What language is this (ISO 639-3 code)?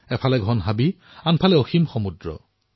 asm